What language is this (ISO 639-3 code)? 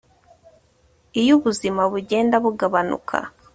kin